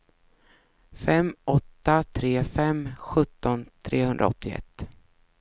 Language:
Swedish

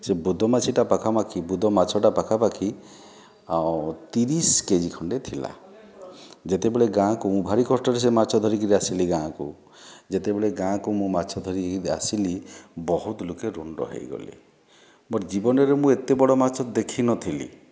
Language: Odia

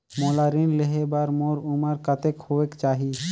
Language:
Chhattisgarhi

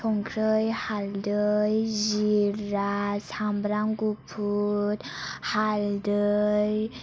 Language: Bodo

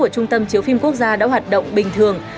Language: Vietnamese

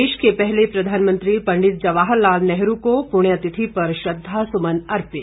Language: Hindi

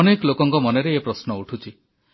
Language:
Odia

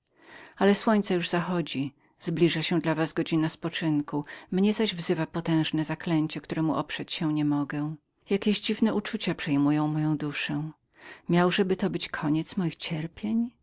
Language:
Polish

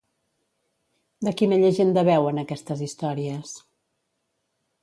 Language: Catalan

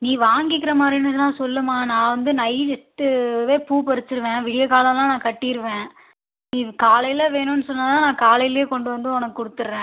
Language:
Tamil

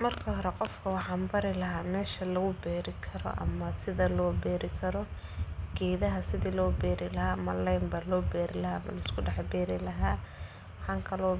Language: Somali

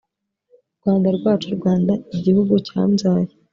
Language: Kinyarwanda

